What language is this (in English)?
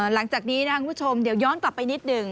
Thai